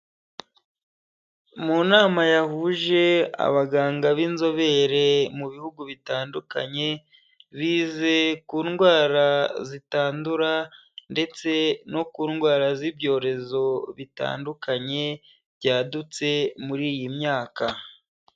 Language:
Kinyarwanda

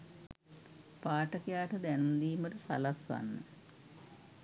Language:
Sinhala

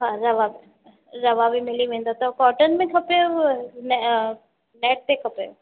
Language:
Sindhi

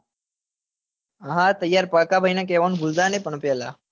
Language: Gujarati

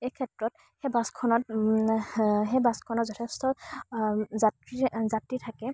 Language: Assamese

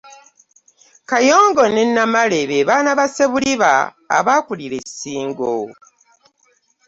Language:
Ganda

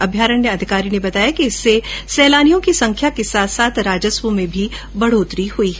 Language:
Hindi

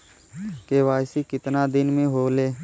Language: Bhojpuri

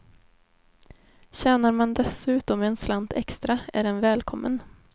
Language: Swedish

